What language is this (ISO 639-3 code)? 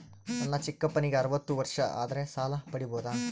kan